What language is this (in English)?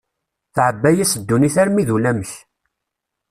Kabyle